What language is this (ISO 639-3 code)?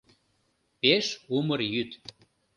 chm